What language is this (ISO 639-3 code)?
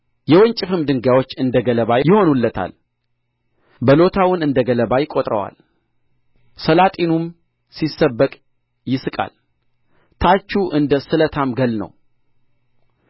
amh